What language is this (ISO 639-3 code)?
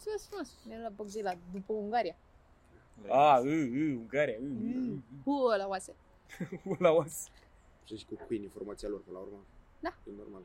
ron